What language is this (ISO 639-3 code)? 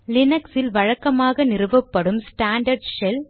tam